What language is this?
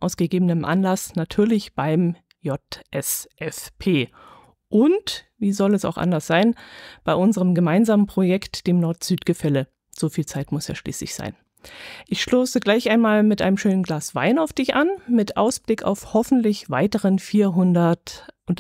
German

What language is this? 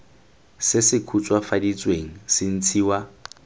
Tswana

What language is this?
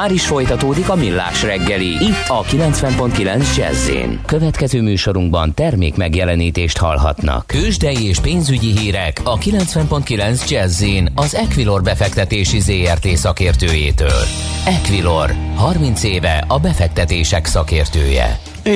Hungarian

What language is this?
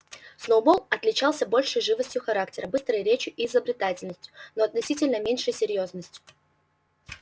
Russian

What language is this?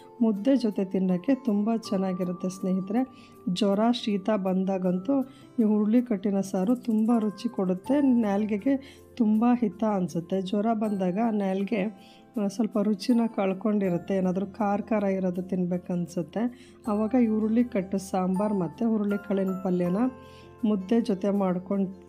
Arabic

